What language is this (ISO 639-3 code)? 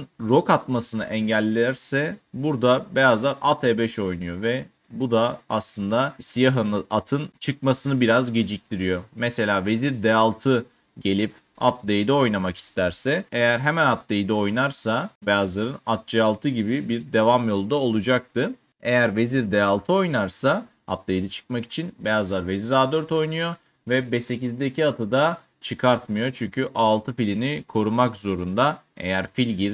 tur